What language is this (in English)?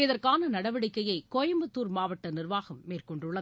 Tamil